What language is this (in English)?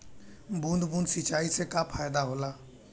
Bhojpuri